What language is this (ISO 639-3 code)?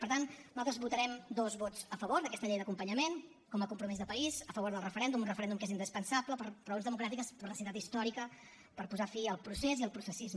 cat